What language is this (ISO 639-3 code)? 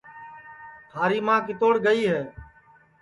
ssi